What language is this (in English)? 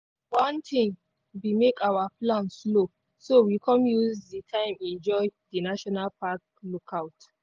Nigerian Pidgin